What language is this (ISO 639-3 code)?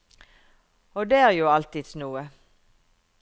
nor